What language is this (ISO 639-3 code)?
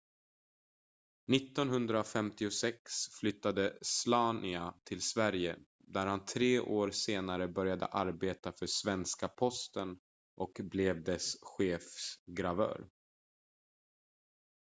swe